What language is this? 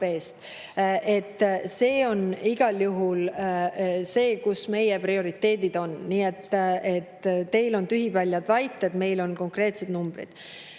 Estonian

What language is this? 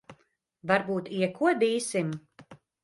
Latvian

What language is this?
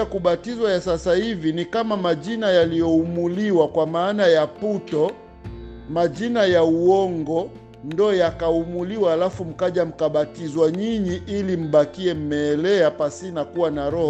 Swahili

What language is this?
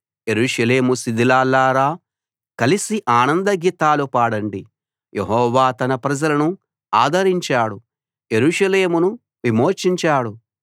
Telugu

